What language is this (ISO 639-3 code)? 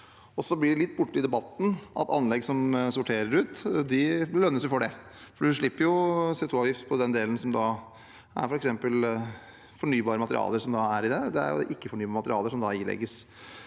nor